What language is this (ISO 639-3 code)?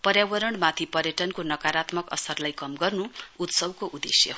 nep